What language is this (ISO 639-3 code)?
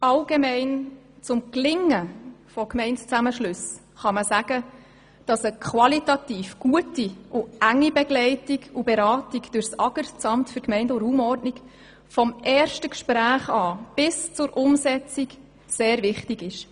gsw